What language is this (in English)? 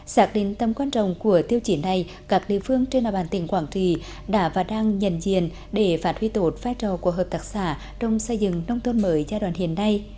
Vietnamese